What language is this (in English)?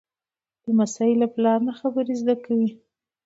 Pashto